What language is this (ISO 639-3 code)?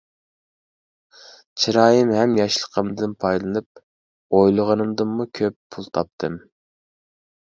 uig